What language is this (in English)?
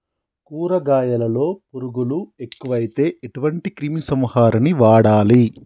Telugu